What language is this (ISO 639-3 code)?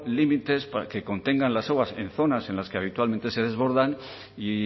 spa